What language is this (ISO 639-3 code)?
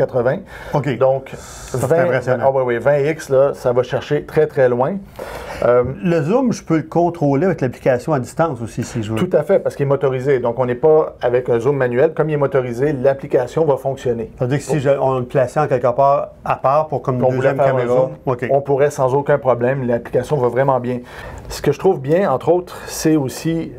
fra